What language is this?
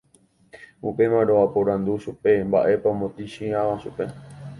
Guarani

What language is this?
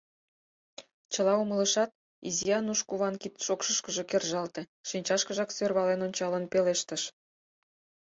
Mari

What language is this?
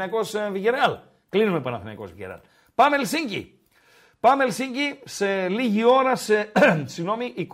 Greek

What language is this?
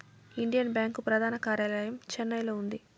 Telugu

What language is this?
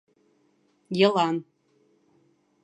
Bashkir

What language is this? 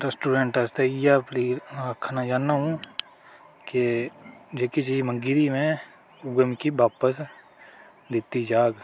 Dogri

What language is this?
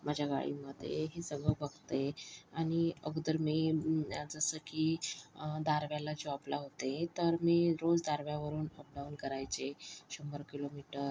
Marathi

